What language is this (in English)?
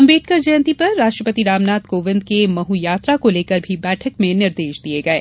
Hindi